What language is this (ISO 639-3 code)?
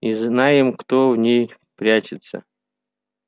rus